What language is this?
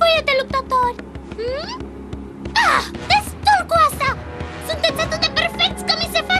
Romanian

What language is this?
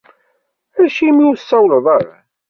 Kabyle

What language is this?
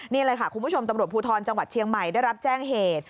Thai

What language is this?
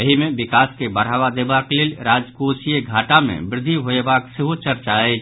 Maithili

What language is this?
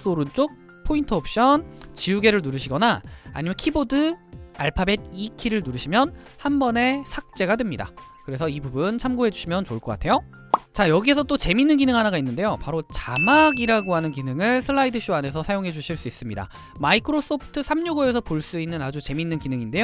Korean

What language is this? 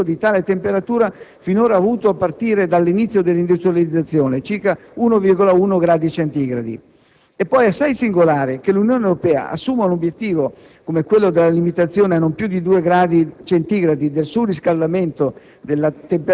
Italian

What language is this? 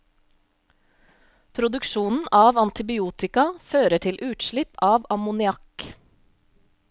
Norwegian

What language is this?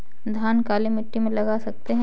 Hindi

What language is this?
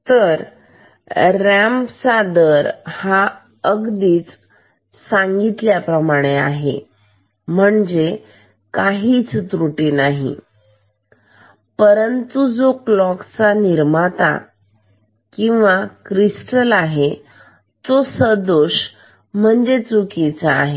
Marathi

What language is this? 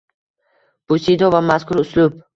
Uzbek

